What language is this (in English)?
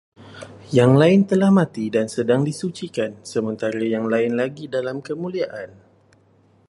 Malay